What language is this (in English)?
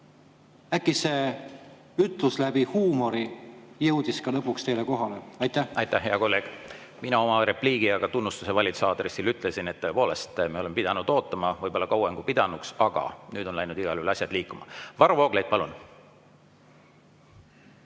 Estonian